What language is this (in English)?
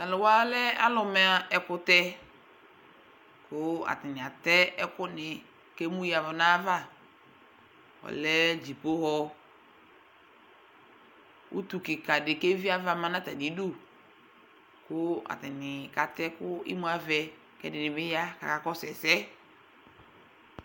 Ikposo